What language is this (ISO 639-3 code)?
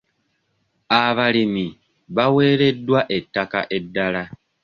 lug